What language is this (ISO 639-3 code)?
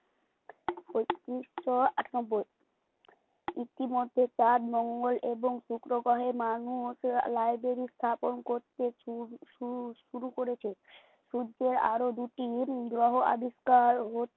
ben